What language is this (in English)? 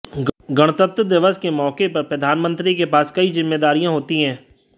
Hindi